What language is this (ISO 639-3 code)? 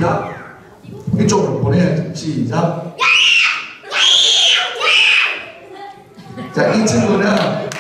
kor